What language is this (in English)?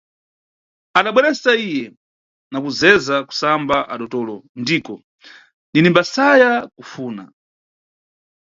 Nyungwe